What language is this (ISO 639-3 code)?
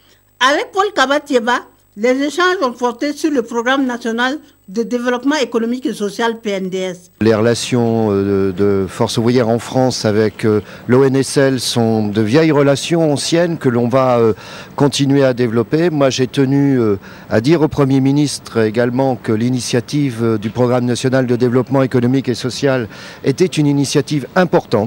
fra